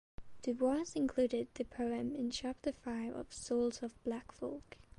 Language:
English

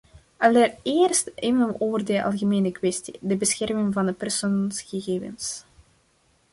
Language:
Dutch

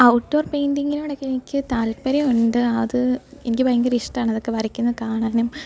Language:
Malayalam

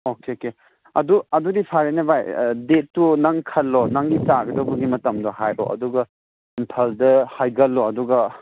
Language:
Manipuri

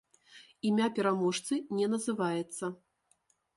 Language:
Belarusian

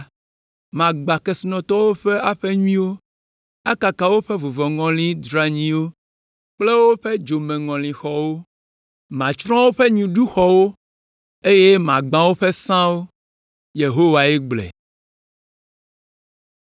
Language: Ewe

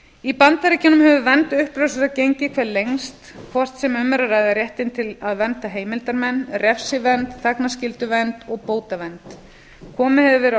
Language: Icelandic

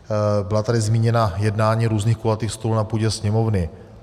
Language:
Czech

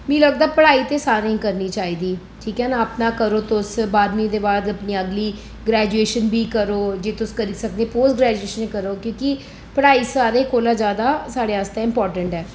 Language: Dogri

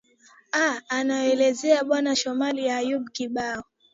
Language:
Swahili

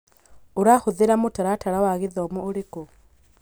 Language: Kikuyu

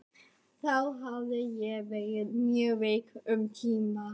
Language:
Icelandic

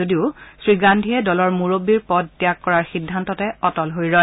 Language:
Assamese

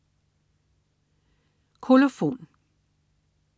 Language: Danish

